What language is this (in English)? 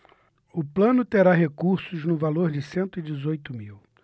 Portuguese